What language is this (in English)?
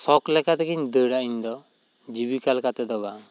Santali